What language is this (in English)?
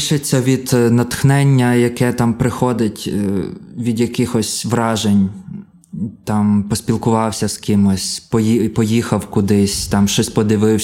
Ukrainian